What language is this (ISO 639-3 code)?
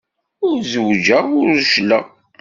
kab